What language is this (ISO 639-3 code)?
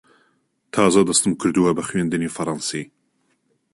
ckb